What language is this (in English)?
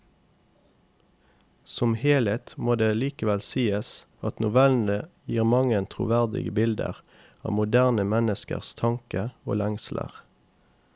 Norwegian